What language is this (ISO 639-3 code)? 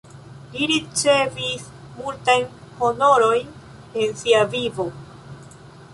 epo